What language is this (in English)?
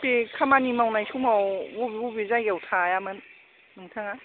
Bodo